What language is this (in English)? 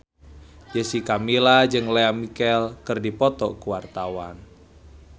Sundanese